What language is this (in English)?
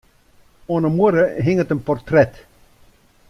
Western Frisian